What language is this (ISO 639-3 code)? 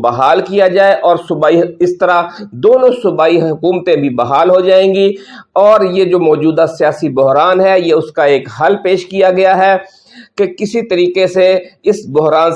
urd